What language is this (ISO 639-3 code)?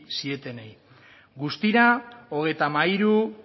eus